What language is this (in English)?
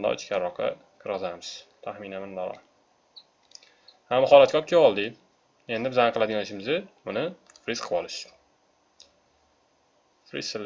Turkish